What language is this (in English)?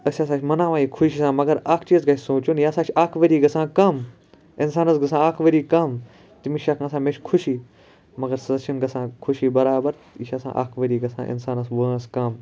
Kashmiri